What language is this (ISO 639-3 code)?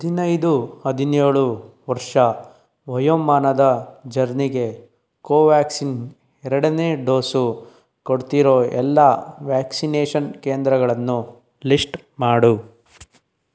kan